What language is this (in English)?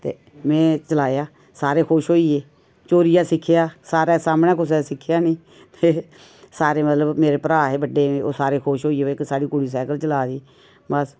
Dogri